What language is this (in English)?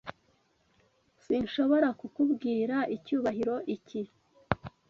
Kinyarwanda